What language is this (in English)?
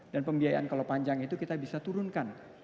Indonesian